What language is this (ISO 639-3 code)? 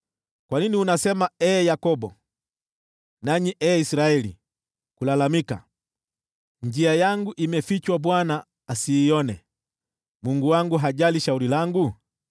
swa